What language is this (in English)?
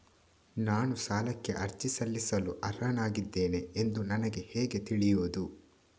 Kannada